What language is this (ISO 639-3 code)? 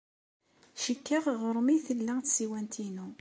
kab